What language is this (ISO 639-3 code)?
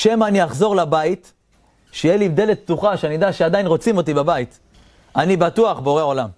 heb